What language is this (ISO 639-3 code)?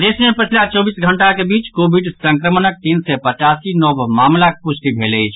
mai